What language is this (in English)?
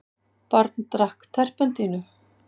Icelandic